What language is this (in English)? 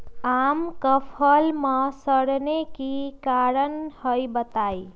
Magahi